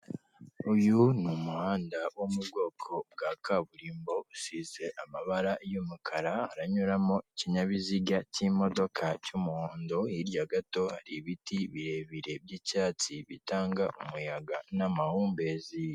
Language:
Kinyarwanda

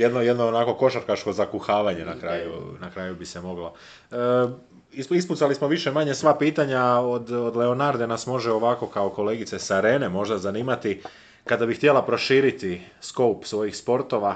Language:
Croatian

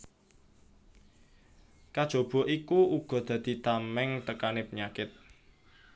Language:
Javanese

